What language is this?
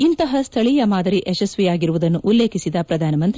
Kannada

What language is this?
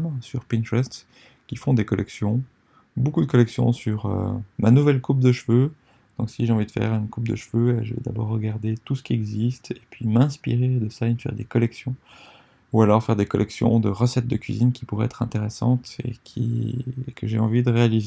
French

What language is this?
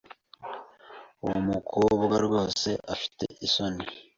Kinyarwanda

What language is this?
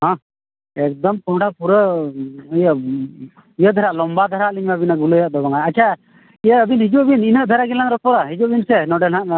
Santali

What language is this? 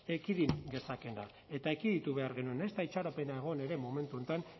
Basque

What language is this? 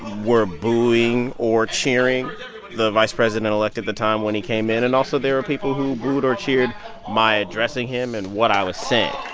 English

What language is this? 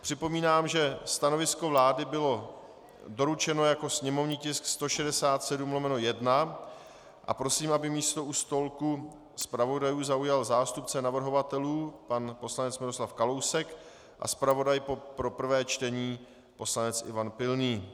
Czech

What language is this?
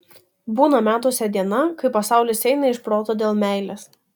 Lithuanian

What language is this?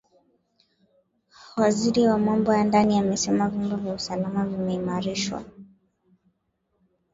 Swahili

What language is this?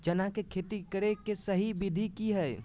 Magahi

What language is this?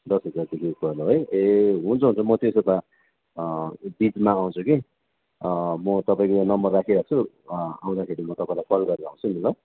Nepali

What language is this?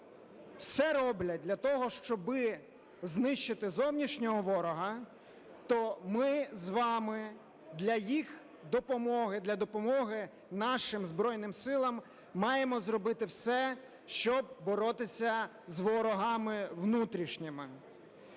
Ukrainian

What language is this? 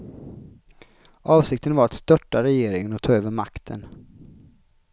Swedish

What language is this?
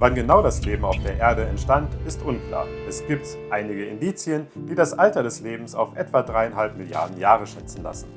German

